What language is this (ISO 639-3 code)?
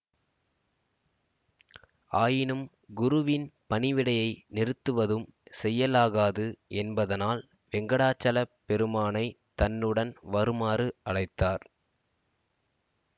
tam